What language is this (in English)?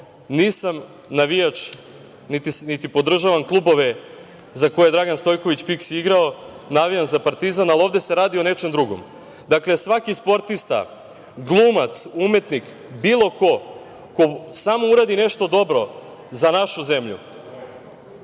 Serbian